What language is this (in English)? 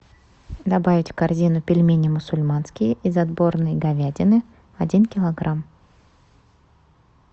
Russian